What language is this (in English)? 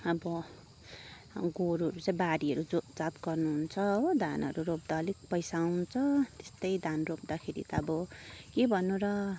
Nepali